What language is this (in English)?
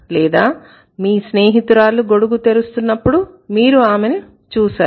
Telugu